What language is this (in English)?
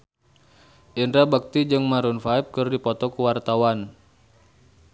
Sundanese